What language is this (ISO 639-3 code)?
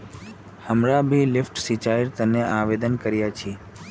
mag